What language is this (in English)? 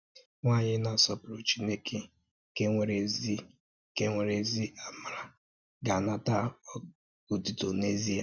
Igbo